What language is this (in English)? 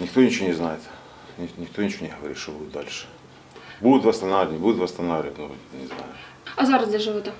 Ukrainian